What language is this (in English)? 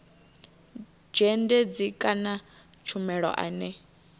Venda